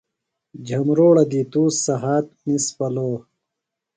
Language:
Phalura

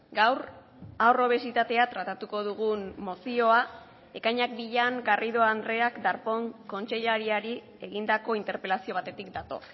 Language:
Basque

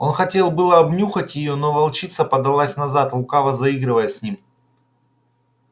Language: Russian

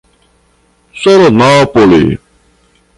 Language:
Portuguese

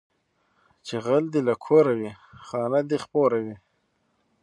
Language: Pashto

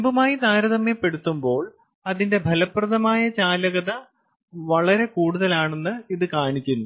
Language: Malayalam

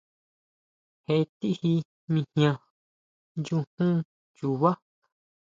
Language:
Huautla Mazatec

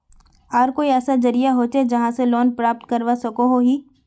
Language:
Magahi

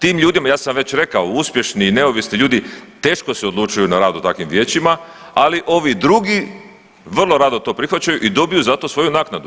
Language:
Croatian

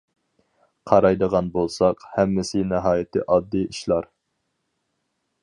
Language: Uyghur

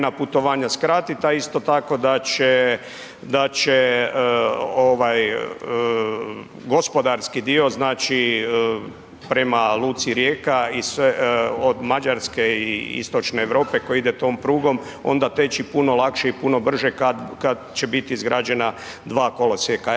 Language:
Croatian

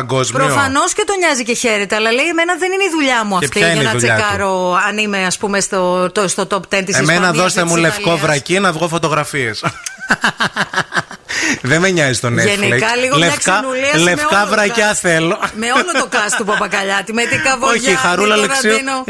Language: Greek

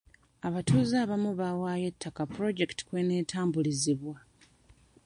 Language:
Ganda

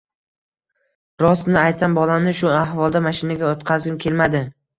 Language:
Uzbek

